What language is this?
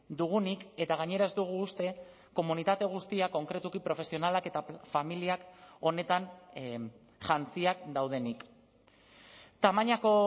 Basque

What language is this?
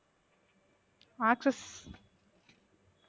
Tamil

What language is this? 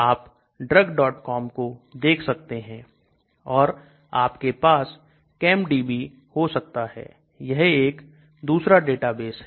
Hindi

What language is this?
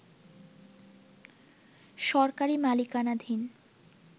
Bangla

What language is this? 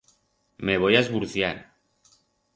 Aragonese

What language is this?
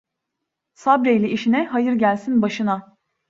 Turkish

